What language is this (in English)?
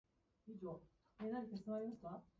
Japanese